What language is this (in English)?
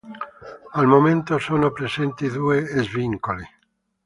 Italian